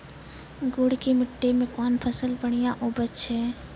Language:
Maithili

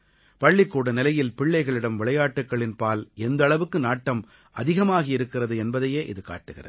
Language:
Tamil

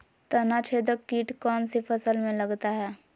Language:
Magahi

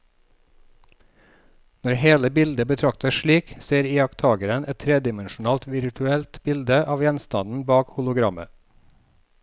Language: Norwegian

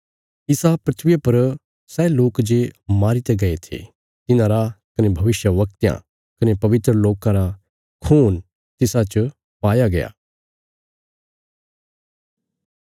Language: Bilaspuri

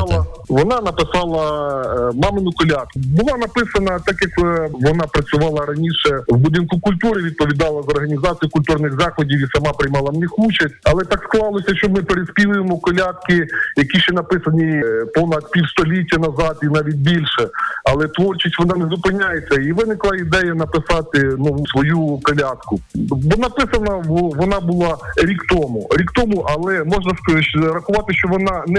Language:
Ukrainian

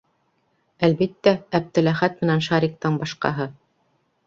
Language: Bashkir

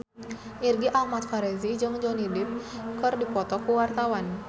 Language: Sundanese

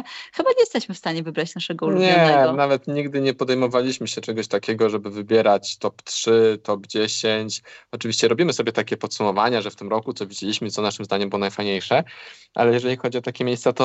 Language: Polish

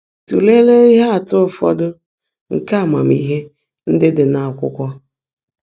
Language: Igbo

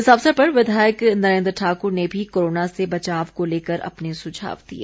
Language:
Hindi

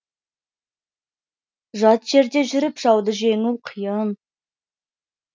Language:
Kazakh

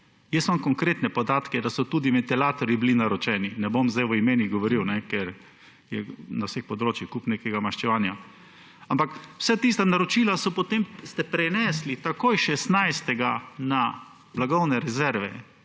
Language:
Slovenian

